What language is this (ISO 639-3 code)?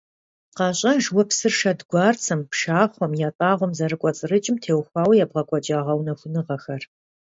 kbd